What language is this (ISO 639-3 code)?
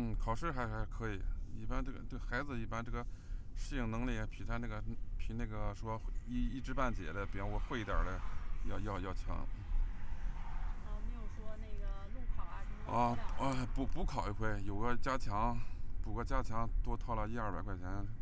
zho